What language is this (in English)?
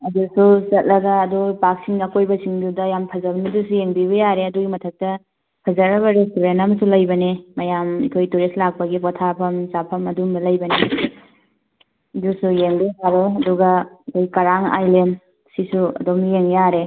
Manipuri